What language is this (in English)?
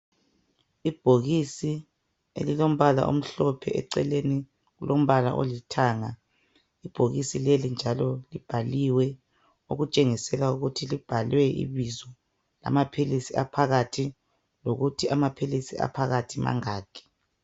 North Ndebele